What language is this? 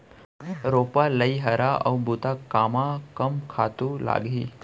Chhattisgarhi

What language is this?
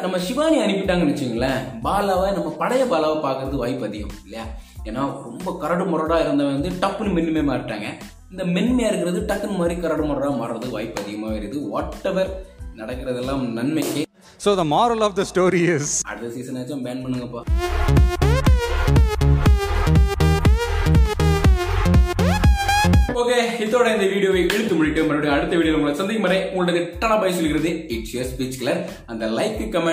Tamil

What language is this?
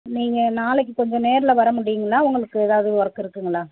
Tamil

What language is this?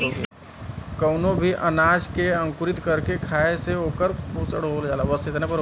Bhojpuri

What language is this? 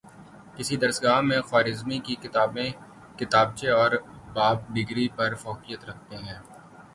Urdu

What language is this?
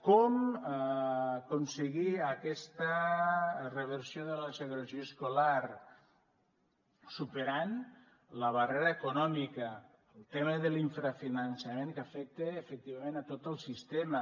Catalan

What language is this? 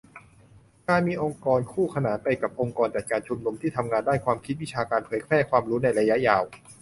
Thai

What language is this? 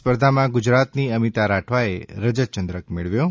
Gujarati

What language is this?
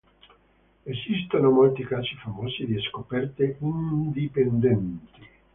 Italian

